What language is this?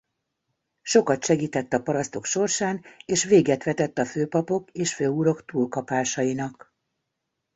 Hungarian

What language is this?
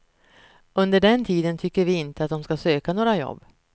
Swedish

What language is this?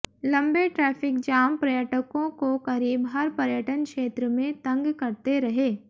Hindi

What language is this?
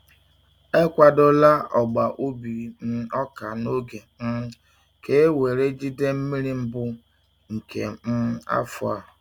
Igbo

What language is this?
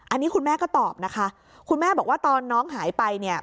Thai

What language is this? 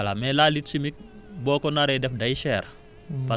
Wolof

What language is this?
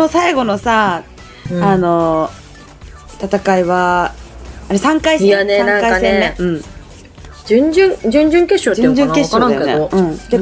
Japanese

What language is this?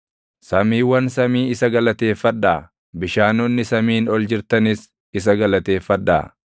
Oromo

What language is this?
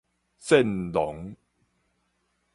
Min Nan Chinese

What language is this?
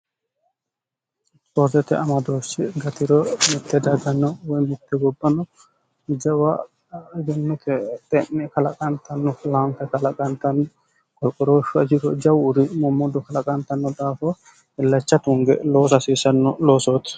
Sidamo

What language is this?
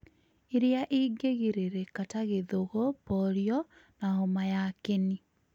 Kikuyu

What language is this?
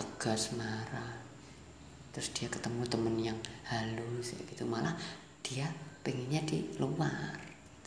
Indonesian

